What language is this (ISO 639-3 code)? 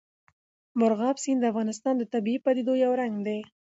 pus